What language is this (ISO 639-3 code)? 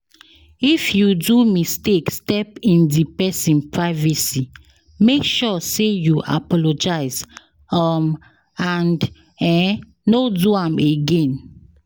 pcm